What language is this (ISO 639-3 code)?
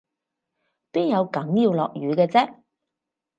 yue